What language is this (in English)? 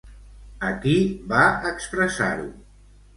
Catalan